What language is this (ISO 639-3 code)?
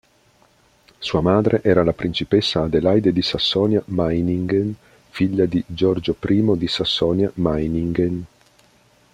ita